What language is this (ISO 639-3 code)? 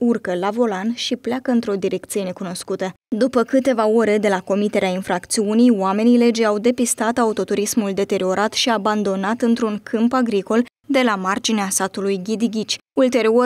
ron